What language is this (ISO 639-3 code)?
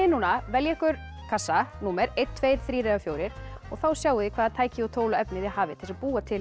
isl